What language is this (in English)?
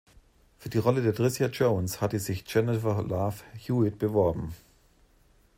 German